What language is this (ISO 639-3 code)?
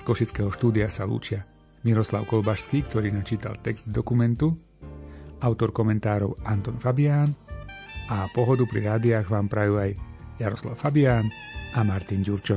slk